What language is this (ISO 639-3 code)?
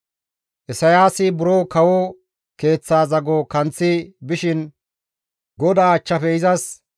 gmv